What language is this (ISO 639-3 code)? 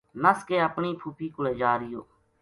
gju